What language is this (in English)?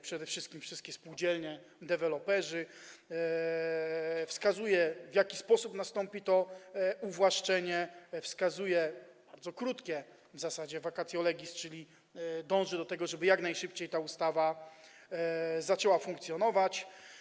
Polish